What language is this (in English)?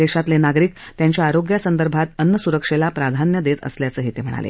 Marathi